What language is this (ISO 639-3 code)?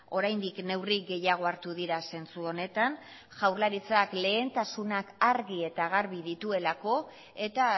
eus